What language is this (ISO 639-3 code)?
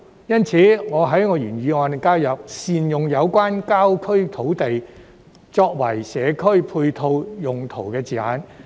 yue